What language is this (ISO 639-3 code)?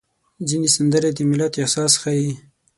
pus